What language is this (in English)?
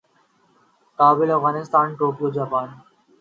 Urdu